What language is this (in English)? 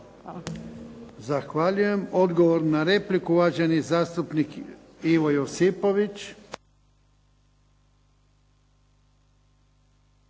Croatian